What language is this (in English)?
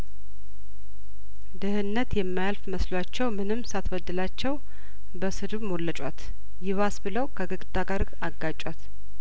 Amharic